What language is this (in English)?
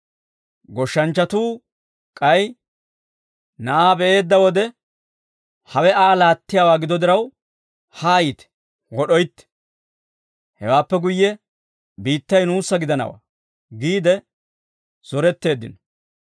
Dawro